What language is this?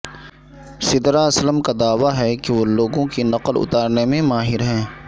Urdu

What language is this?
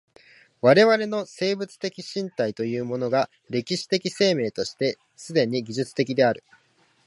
Japanese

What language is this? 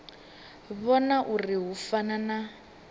Venda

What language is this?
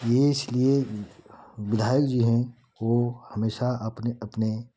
Hindi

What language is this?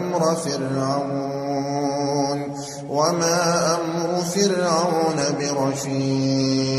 Arabic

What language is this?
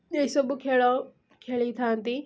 Odia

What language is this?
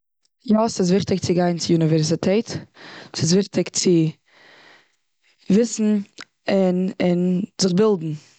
Yiddish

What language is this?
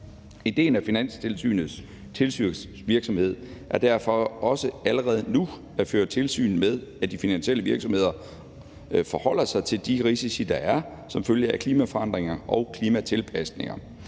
Danish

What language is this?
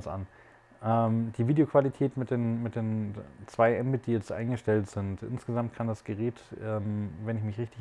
German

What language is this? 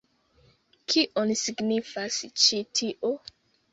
Esperanto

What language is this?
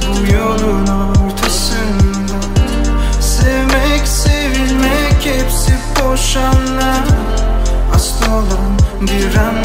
Turkish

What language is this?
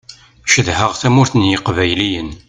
Kabyle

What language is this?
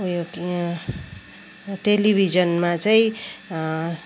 Nepali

